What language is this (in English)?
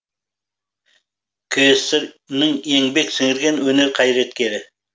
Kazakh